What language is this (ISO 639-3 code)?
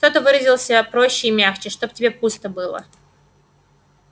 rus